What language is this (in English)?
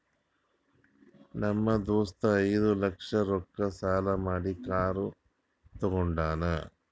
Kannada